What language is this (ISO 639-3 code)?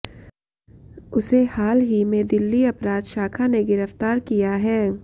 hin